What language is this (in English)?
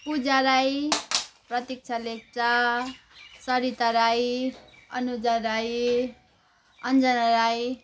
Nepali